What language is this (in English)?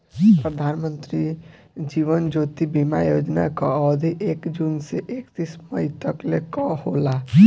Bhojpuri